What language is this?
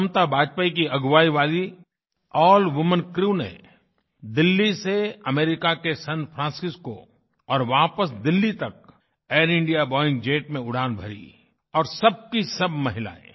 Hindi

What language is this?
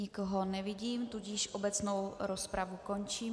Czech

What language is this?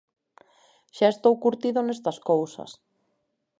Galician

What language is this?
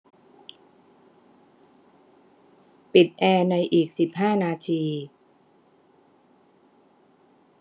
Thai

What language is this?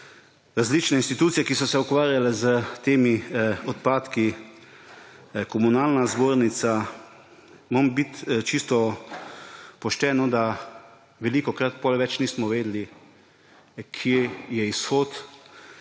Slovenian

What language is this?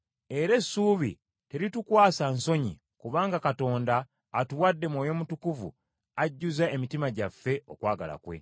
Ganda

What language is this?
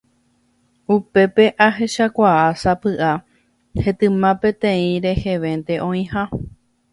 Guarani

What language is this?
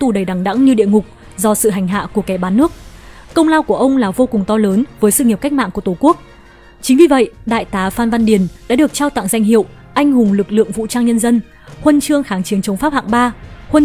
Vietnamese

